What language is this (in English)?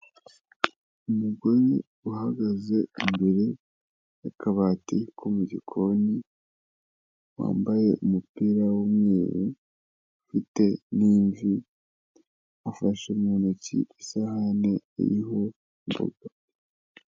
Kinyarwanda